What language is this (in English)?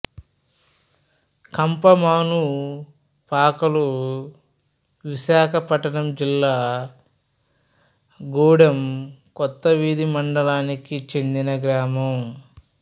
Telugu